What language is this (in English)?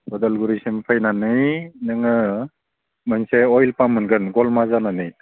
Bodo